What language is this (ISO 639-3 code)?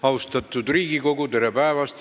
est